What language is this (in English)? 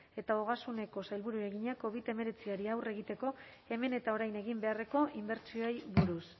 Basque